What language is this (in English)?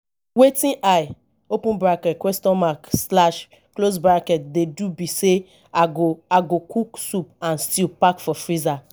Nigerian Pidgin